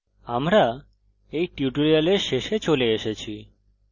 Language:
Bangla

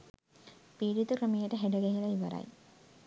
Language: Sinhala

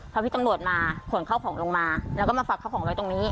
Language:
Thai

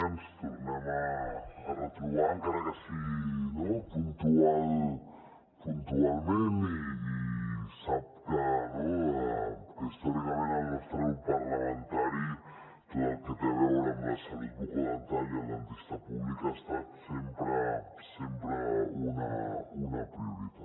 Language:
Catalan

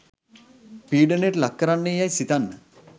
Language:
Sinhala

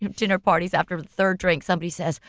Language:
English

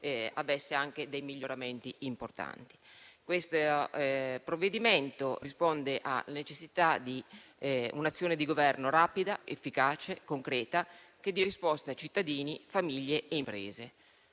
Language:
Italian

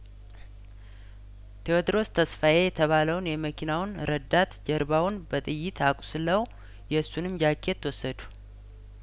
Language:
Amharic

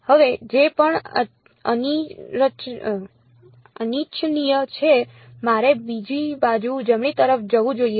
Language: Gujarati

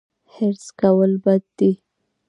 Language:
Pashto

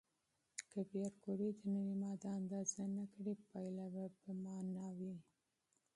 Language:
Pashto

